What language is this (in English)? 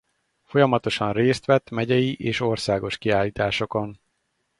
Hungarian